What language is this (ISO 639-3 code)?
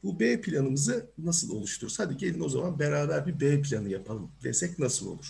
tur